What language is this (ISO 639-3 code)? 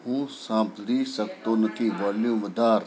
guj